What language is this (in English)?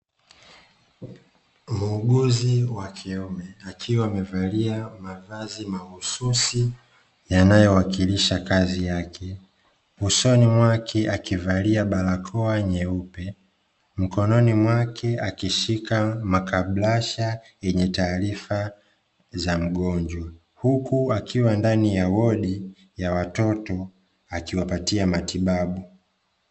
Swahili